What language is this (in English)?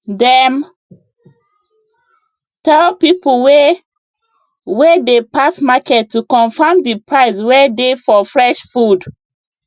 Nigerian Pidgin